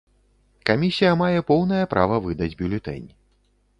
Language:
Belarusian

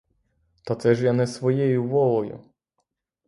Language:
Ukrainian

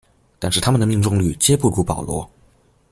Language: Chinese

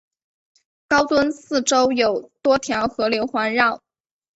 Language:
Chinese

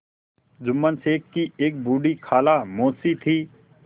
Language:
Hindi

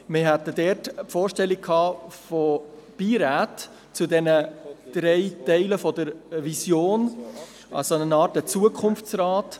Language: Swiss German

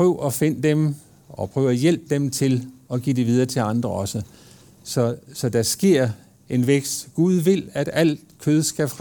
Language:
Danish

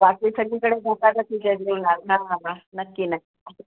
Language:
Marathi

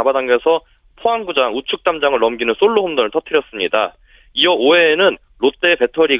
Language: Korean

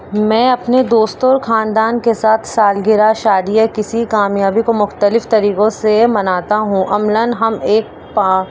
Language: Urdu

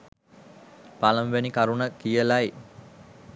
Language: Sinhala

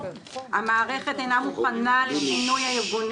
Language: Hebrew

